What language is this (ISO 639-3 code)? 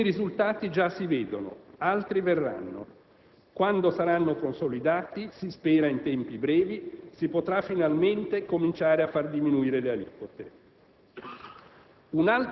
ita